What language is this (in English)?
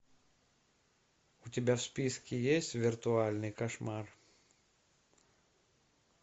Russian